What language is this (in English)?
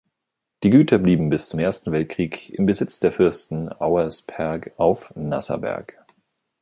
German